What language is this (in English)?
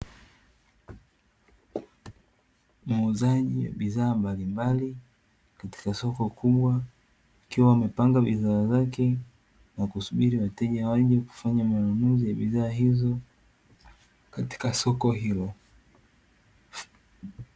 Swahili